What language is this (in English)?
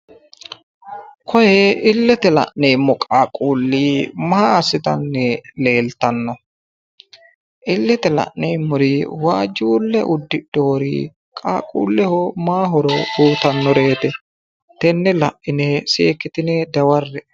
Sidamo